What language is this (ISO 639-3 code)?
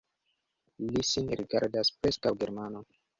epo